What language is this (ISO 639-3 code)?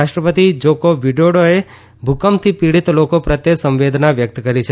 guj